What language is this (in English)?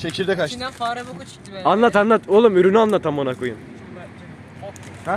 Turkish